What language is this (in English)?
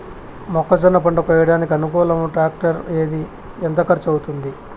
Telugu